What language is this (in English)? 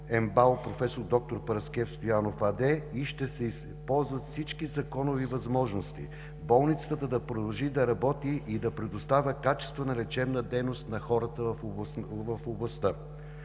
Bulgarian